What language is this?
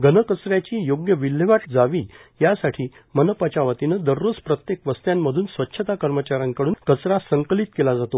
Marathi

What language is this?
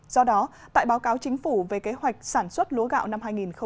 Vietnamese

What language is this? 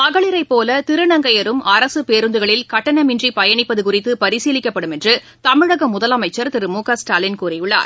Tamil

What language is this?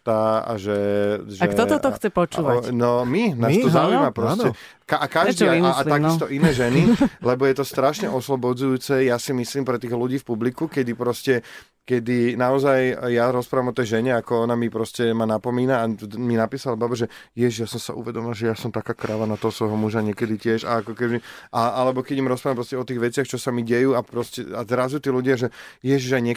Slovak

